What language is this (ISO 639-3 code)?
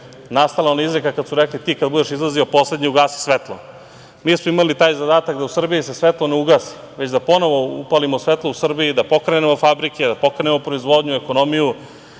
srp